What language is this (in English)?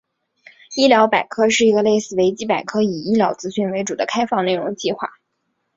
Chinese